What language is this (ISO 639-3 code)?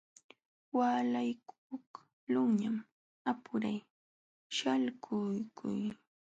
qxw